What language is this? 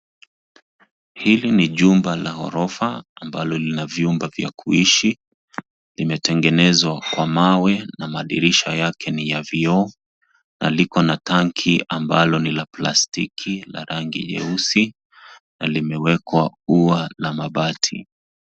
Swahili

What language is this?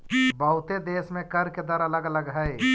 Magahi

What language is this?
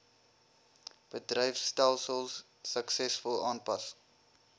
Afrikaans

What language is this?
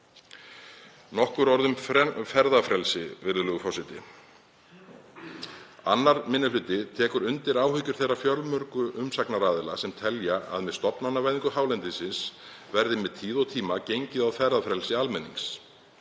Icelandic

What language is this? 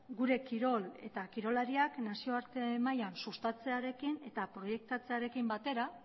Basque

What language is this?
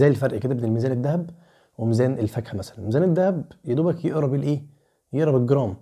Arabic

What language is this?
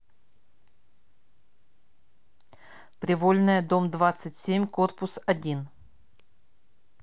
Russian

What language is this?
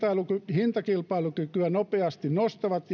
Finnish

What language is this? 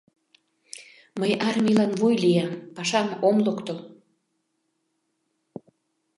Mari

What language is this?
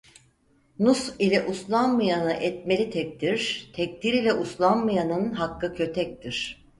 Turkish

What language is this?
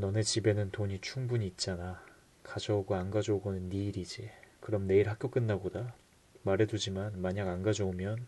Korean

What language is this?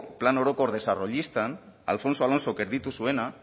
Basque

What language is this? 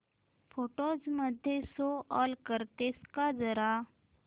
Marathi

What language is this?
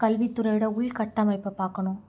Tamil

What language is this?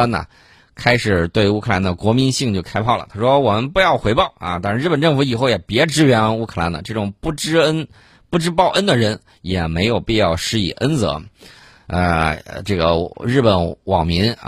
Chinese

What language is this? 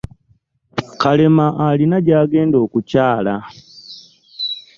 Ganda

